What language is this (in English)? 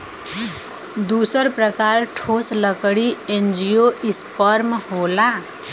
Bhojpuri